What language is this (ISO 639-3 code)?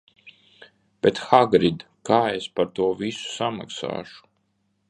lav